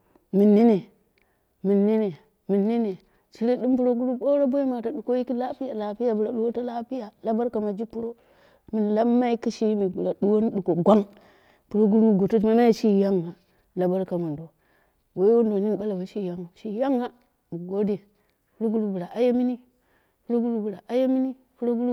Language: Dera (Nigeria)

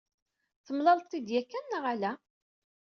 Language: Kabyle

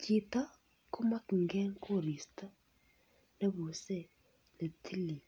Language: Kalenjin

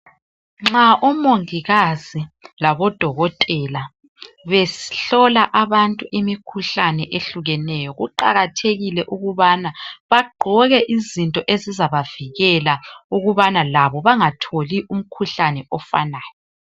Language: North Ndebele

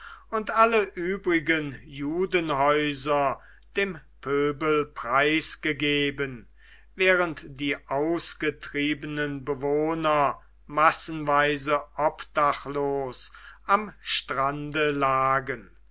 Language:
German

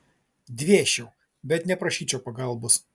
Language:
Lithuanian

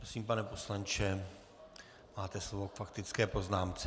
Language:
Czech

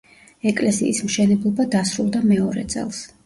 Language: Georgian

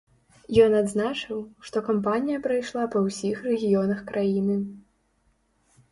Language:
Belarusian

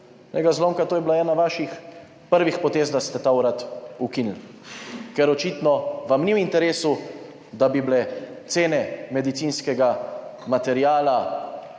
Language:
Slovenian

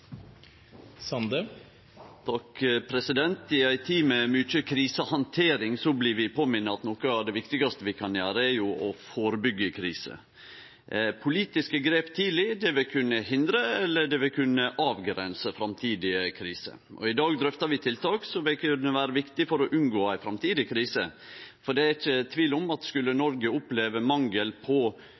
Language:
Norwegian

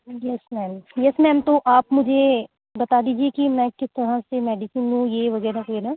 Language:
Urdu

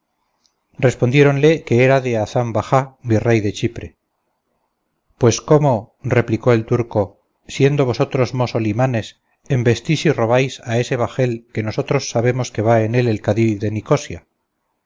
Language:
Spanish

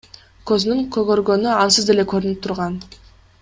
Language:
Kyrgyz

